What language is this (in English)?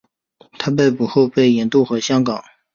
Chinese